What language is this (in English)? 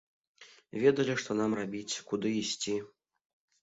Belarusian